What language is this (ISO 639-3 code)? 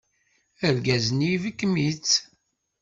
kab